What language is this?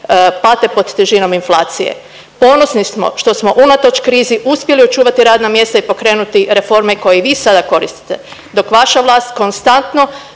Croatian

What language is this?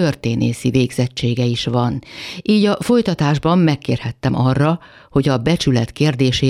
Hungarian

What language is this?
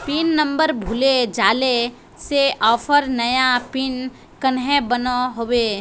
Magahi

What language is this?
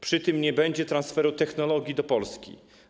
Polish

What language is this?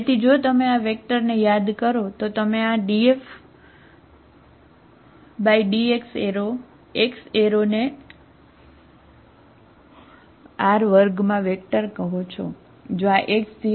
Gujarati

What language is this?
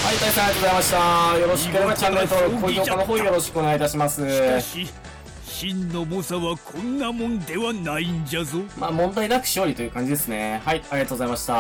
Japanese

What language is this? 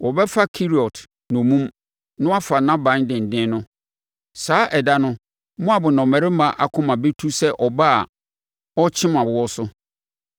Akan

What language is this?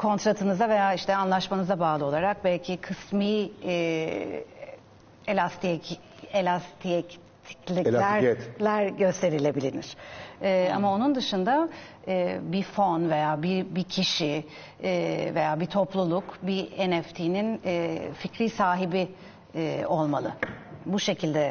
Turkish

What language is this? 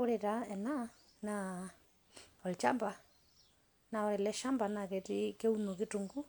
Masai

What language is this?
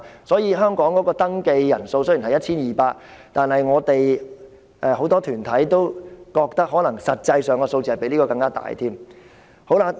Cantonese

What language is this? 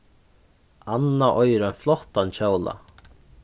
Faroese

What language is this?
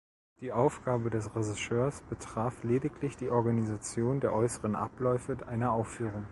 German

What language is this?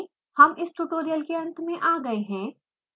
Hindi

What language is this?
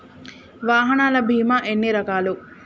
Telugu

